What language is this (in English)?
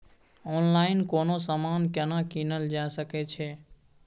Maithili